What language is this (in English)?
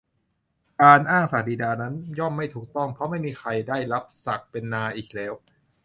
Thai